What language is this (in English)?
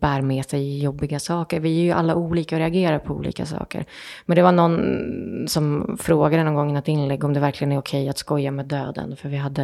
Swedish